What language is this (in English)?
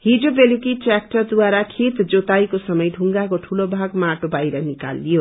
Nepali